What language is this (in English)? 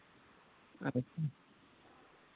Santali